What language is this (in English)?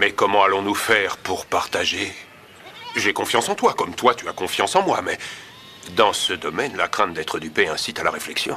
French